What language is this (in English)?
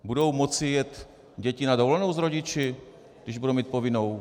Czech